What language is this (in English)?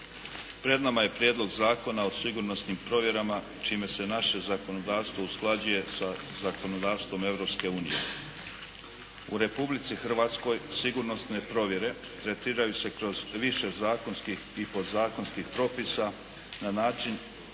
Croatian